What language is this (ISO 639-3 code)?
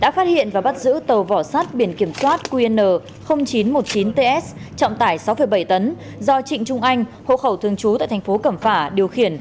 vie